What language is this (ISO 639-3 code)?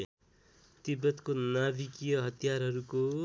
nep